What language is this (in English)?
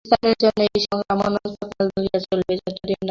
Bangla